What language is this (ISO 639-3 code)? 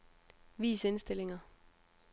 dan